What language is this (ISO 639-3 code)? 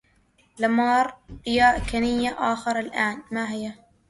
ara